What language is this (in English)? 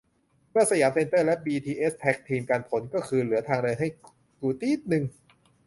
Thai